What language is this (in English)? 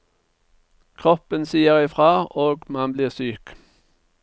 Norwegian